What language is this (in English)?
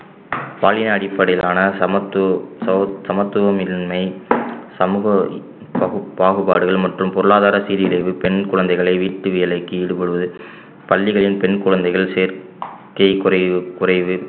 Tamil